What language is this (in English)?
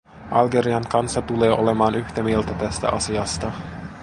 Finnish